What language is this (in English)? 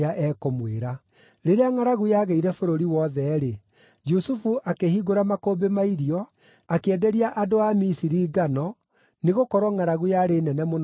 Kikuyu